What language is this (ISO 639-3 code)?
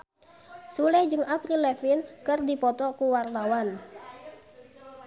sun